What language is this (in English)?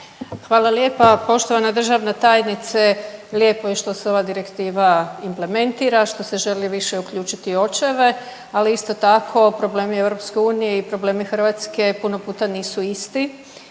Croatian